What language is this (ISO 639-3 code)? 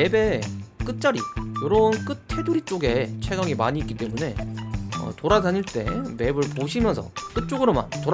kor